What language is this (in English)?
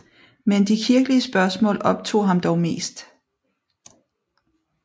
Danish